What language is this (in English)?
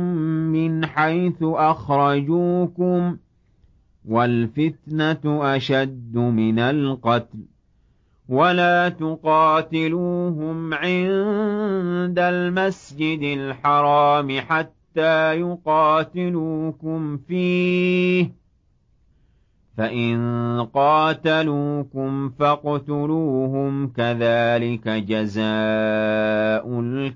Arabic